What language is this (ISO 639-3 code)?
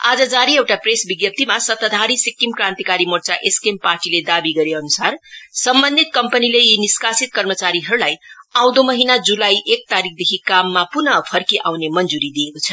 nep